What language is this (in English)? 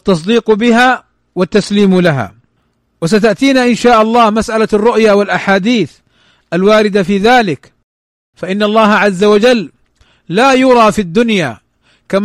Arabic